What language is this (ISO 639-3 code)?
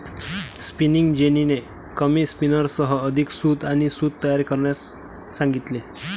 mar